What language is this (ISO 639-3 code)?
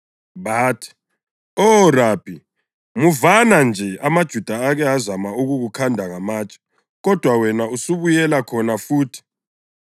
nde